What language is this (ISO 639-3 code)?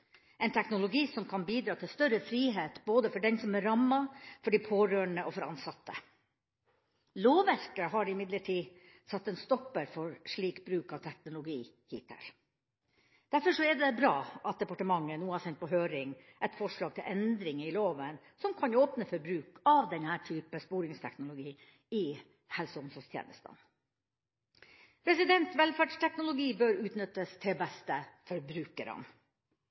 nob